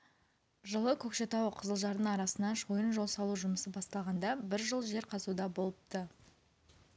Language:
Kazakh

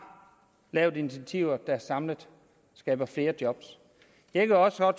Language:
Danish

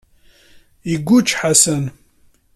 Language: Kabyle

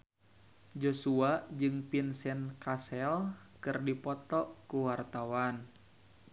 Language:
Sundanese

